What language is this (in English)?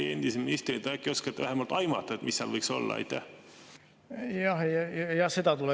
Estonian